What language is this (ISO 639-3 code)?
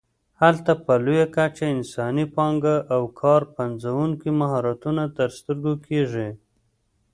pus